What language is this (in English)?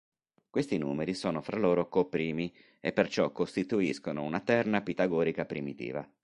Italian